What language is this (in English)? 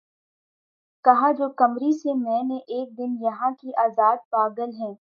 Urdu